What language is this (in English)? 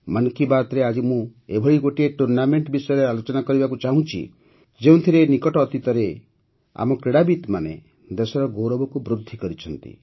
Odia